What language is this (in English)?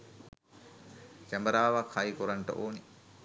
Sinhala